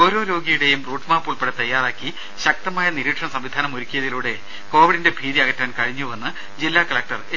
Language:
Malayalam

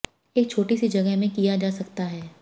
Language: Hindi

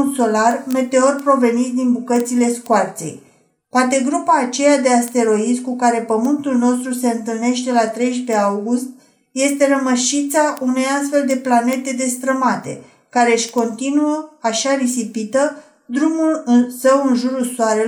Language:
Romanian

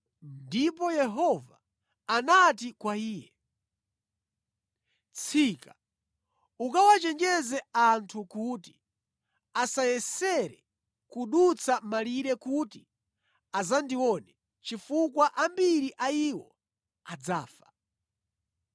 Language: Nyanja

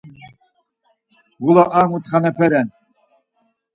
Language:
Laz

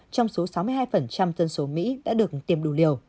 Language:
Vietnamese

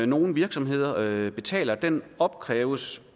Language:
Danish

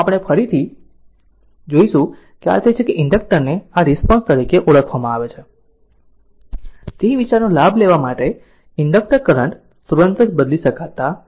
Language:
Gujarati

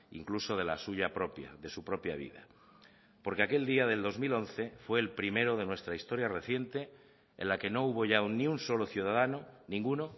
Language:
Spanish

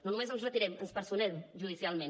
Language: Catalan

